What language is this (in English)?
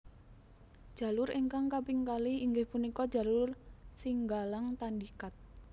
Javanese